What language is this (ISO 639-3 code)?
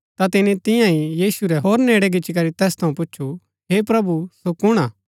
gbk